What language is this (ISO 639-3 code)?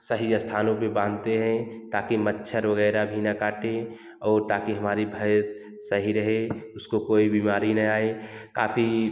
hin